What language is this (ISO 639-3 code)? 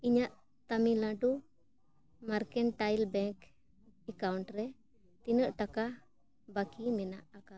sat